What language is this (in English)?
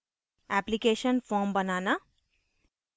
Hindi